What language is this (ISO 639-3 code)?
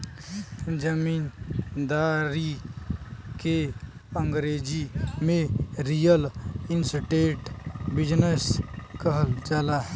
bho